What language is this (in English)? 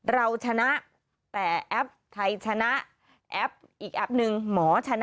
Thai